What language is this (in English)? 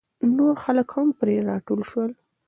Pashto